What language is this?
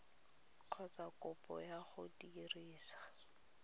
Tswana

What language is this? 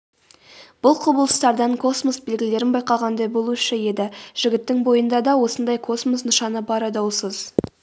Kazakh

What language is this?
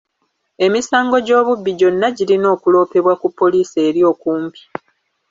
Ganda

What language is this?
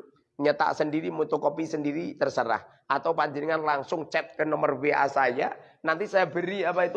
Indonesian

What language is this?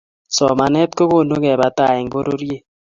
Kalenjin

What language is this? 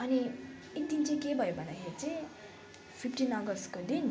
Nepali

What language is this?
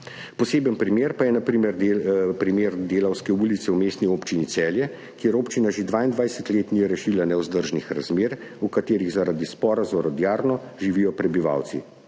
Slovenian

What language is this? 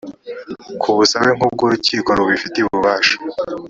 Kinyarwanda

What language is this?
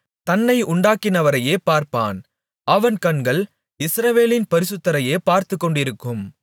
Tamil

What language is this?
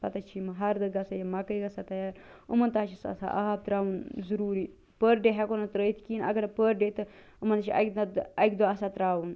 Kashmiri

